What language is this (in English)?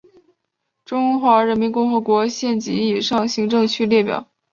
Chinese